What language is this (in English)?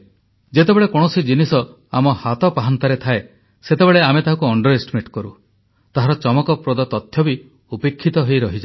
Odia